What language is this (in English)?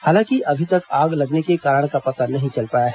Hindi